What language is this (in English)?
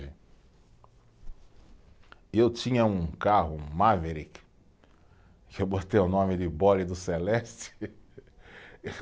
Portuguese